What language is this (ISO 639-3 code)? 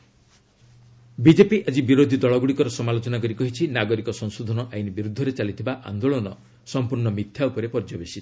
ori